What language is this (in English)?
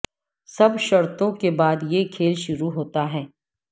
Urdu